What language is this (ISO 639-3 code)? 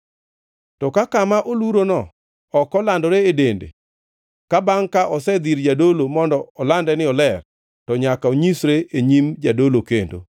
luo